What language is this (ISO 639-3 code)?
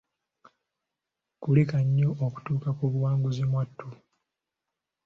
lug